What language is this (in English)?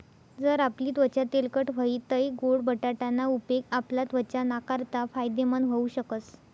Marathi